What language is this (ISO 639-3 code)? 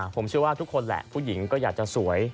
tha